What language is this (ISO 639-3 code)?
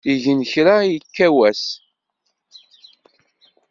kab